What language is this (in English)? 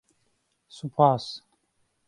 Central Kurdish